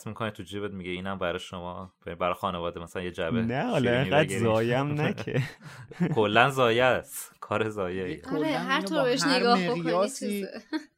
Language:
Persian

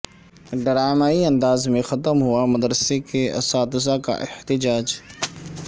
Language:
Urdu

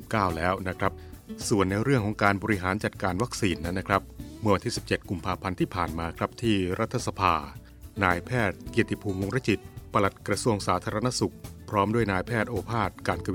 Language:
Thai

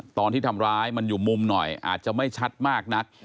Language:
Thai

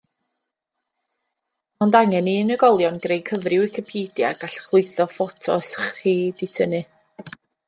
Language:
Welsh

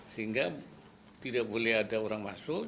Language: Indonesian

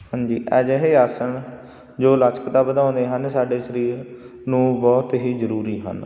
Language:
Punjabi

